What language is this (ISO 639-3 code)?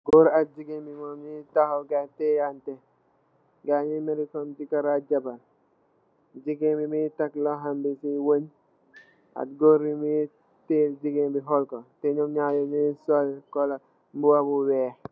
wol